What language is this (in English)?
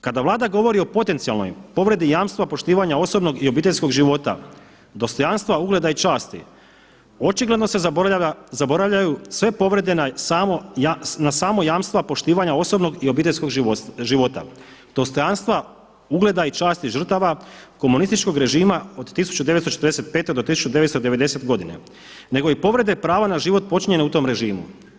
Croatian